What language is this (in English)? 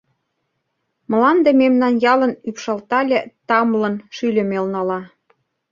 Mari